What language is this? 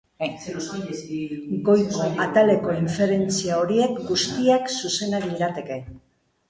Basque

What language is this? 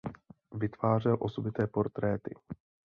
Czech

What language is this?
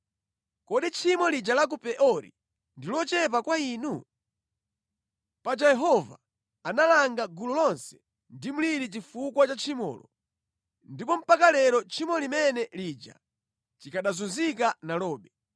Nyanja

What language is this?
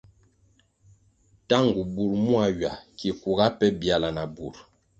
Kwasio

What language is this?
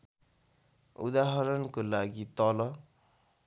Nepali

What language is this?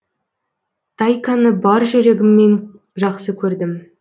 Kazakh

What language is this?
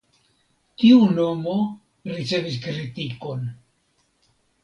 Esperanto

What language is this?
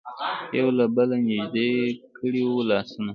Pashto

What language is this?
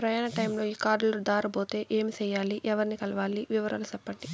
Telugu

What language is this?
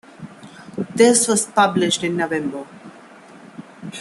English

